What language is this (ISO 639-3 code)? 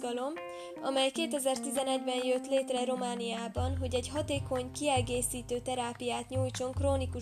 hun